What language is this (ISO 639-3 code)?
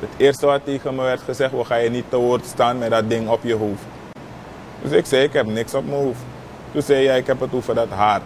nld